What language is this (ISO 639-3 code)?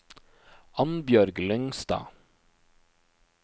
nor